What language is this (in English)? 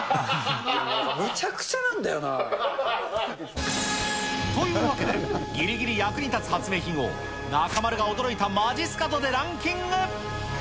Japanese